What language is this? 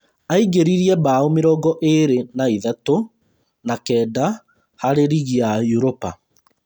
Kikuyu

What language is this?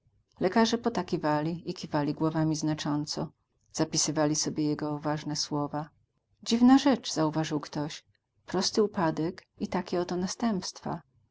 Polish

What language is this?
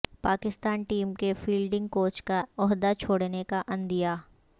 Urdu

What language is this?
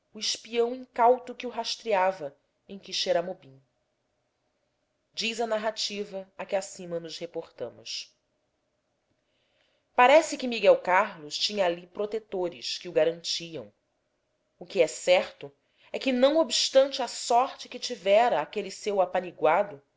Portuguese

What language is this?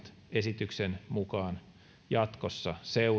Finnish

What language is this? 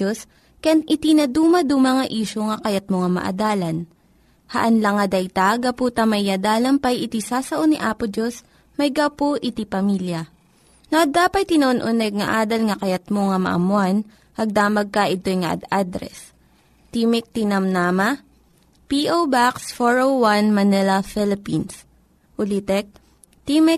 Filipino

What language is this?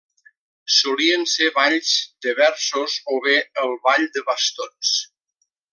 Catalan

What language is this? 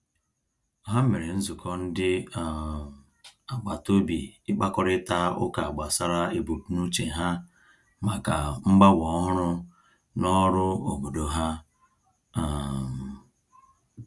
Igbo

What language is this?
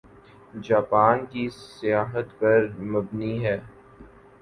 Urdu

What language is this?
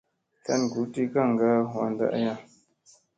Musey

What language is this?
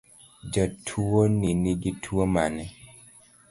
Luo (Kenya and Tanzania)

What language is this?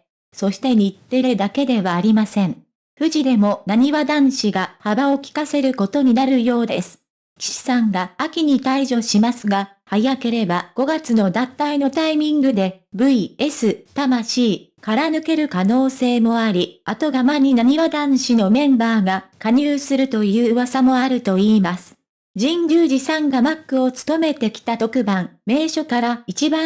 Japanese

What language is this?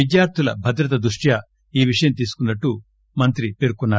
Telugu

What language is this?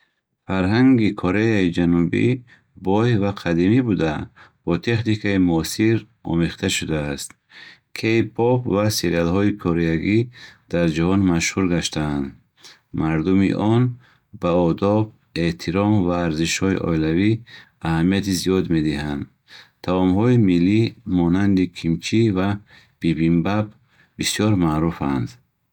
Bukharic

